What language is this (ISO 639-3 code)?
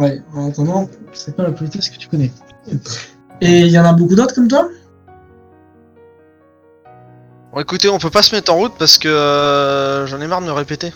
fra